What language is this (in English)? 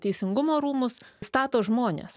Lithuanian